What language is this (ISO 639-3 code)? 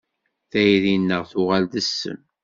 kab